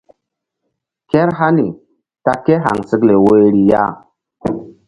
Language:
Mbum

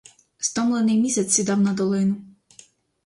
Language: Ukrainian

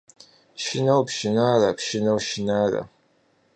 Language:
Kabardian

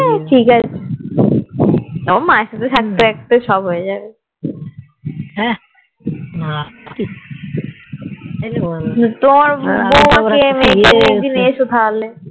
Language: Bangla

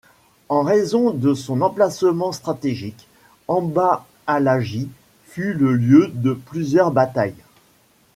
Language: French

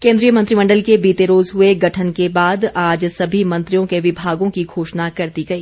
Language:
Hindi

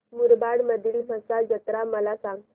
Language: Marathi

